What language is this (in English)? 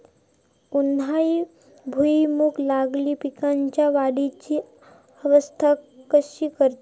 Marathi